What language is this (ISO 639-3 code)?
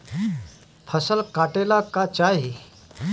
bho